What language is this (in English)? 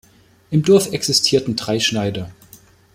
German